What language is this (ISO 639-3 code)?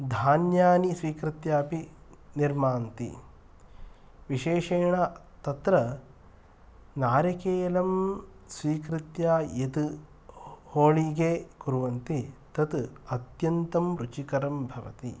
san